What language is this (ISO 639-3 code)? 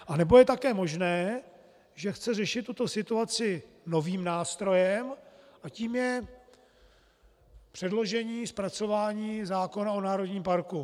ces